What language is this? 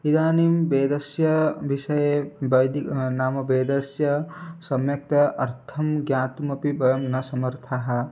Sanskrit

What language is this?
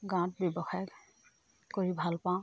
Assamese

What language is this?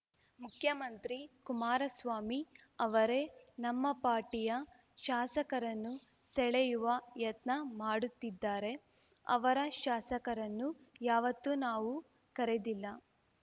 Kannada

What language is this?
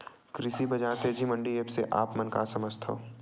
Chhattisgarhi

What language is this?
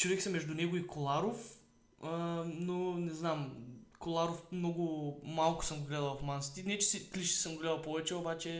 Bulgarian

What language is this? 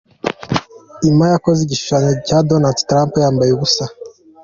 Kinyarwanda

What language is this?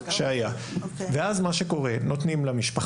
Hebrew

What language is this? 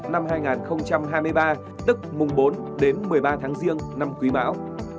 Vietnamese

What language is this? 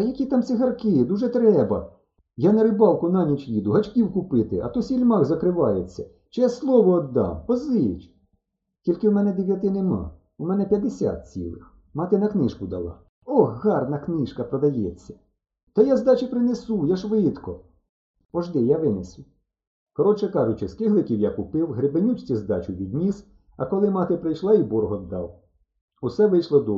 Ukrainian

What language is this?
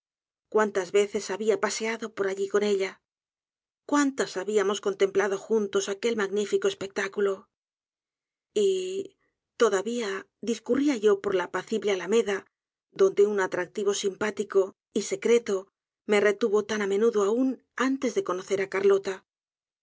Spanish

